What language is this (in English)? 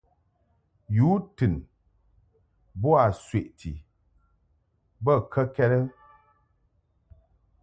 Mungaka